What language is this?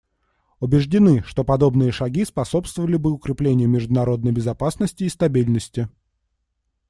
Russian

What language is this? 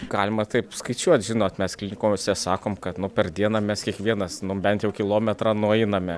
Lithuanian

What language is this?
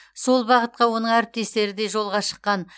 Kazakh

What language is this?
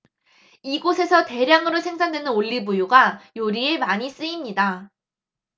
Korean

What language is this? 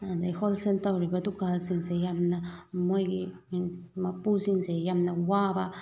Manipuri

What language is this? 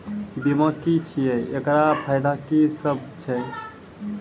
Maithili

